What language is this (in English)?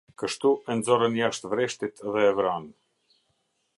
Albanian